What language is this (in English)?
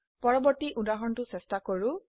Assamese